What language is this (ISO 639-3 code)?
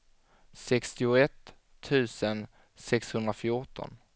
swe